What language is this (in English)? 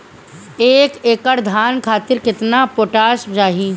Bhojpuri